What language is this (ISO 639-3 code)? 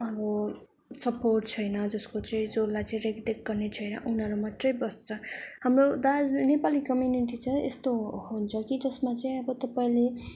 nep